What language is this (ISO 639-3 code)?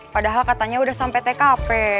ind